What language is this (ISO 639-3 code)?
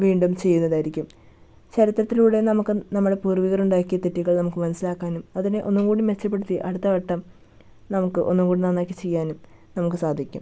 mal